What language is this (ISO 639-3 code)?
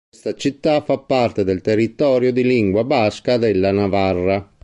ita